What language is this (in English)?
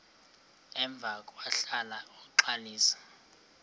Xhosa